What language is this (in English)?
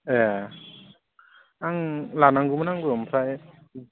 Bodo